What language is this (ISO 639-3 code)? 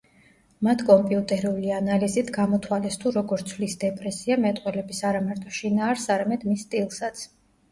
kat